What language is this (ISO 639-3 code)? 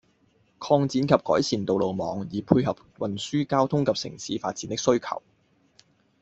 yue